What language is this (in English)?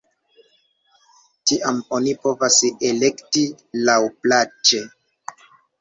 Esperanto